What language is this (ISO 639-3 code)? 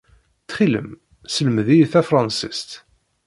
kab